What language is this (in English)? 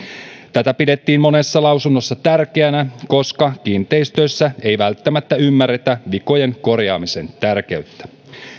Finnish